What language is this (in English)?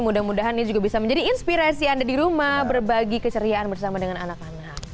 Indonesian